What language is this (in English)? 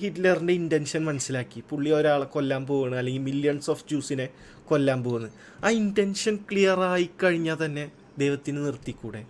Malayalam